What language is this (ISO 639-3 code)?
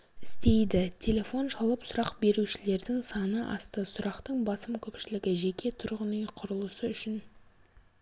kaz